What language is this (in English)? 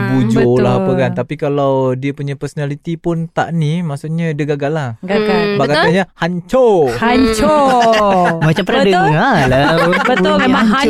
Malay